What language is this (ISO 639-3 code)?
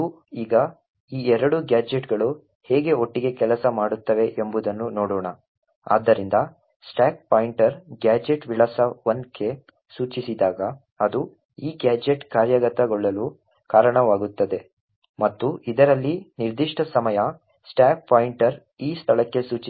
kan